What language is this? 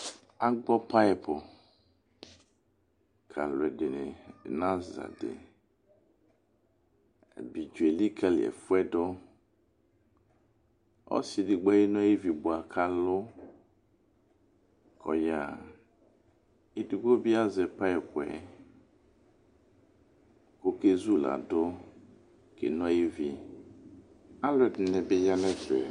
Ikposo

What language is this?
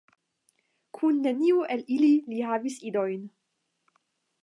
Esperanto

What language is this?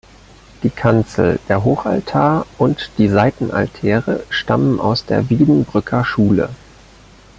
German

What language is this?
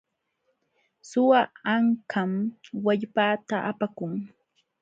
Jauja Wanca Quechua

